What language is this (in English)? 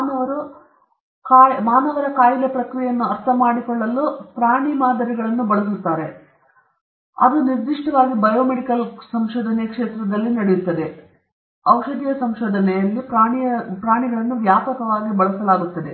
Kannada